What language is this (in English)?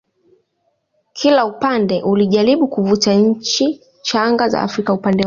Swahili